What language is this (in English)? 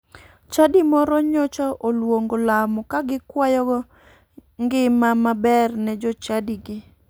Luo (Kenya and Tanzania)